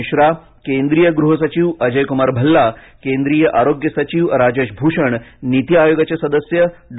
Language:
Marathi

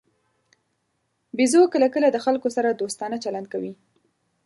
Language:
Pashto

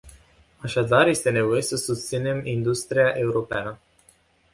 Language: Romanian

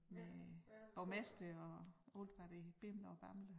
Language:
Danish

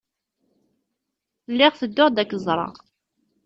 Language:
Kabyle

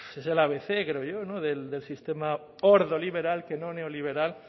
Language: Spanish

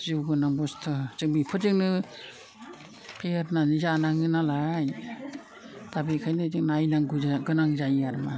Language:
Bodo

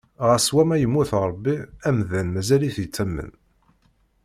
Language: Kabyle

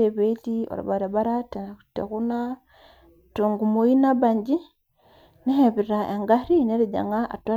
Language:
Masai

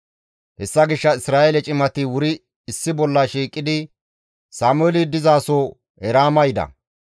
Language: Gamo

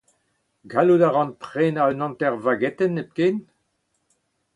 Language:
Breton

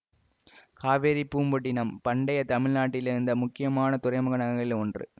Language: Tamil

